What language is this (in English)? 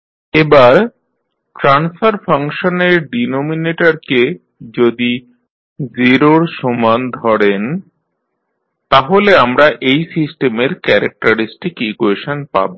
Bangla